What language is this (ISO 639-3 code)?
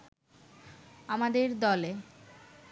ben